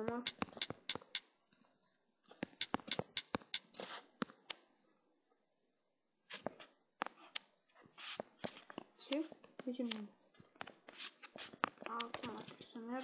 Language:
Romanian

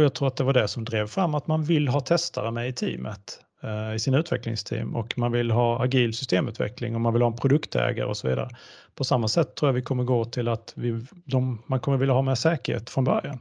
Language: Swedish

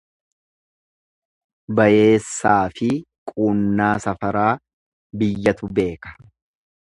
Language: Oromo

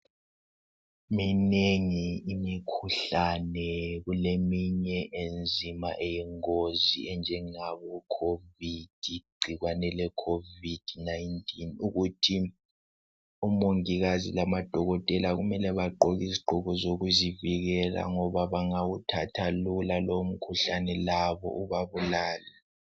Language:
North Ndebele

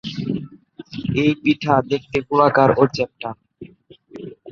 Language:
Bangla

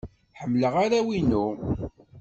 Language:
Kabyle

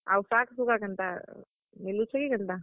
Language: Odia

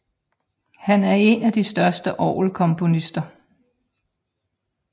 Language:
Danish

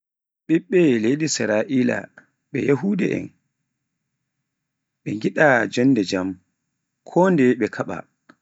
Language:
Pular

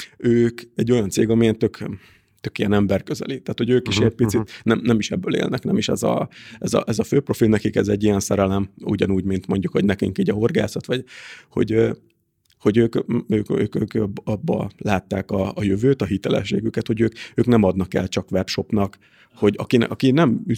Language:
Hungarian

